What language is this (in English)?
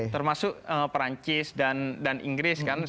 Indonesian